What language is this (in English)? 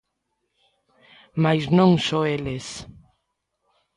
Galician